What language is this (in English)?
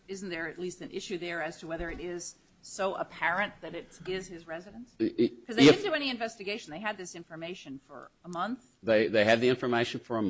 English